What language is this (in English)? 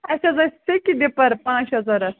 Kashmiri